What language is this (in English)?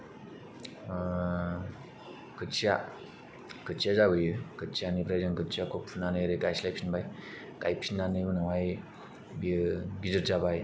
Bodo